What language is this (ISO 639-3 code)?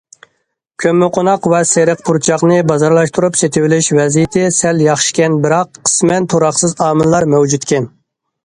uig